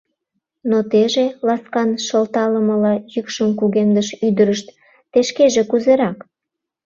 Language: Mari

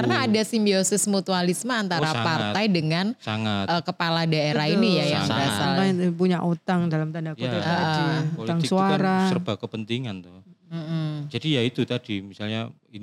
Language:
Indonesian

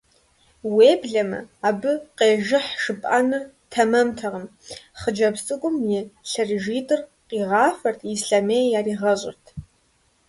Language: Kabardian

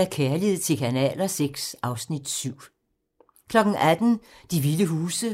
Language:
Danish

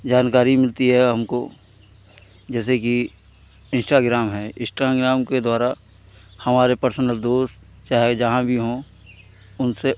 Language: Hindi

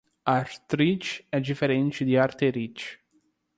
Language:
Portuguese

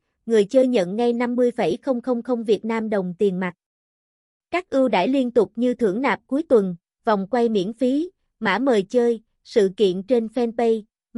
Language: Vietnamese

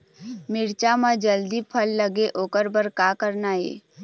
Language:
Chhattisgarhi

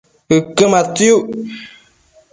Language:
Matsés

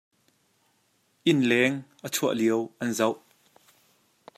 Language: Hakha Chin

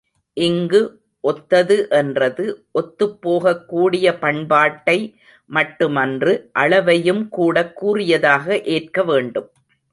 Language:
Tamil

